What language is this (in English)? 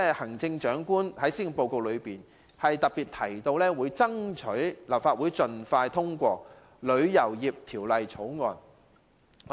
Cantonese